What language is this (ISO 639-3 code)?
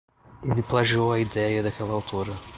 por